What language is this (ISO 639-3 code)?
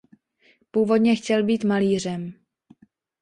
ces